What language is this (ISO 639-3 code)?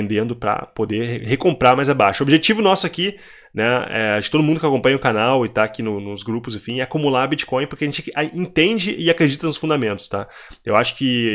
por